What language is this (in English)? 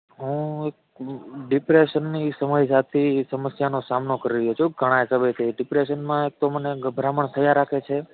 Gujarati